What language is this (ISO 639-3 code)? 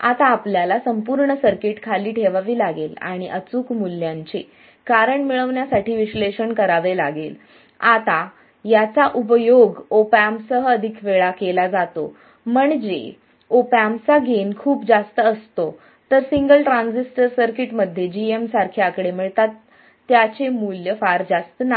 mar